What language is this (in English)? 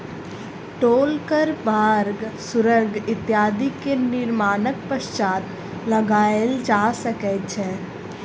Maithili